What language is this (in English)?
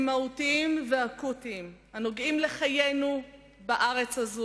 Hebrew